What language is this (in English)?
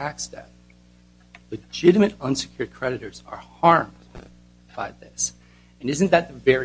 English